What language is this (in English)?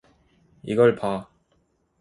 Korean